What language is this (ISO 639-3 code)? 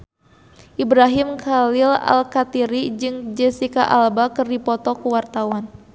sun